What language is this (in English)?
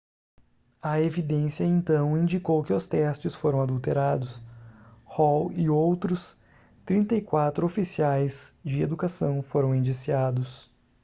Portuguese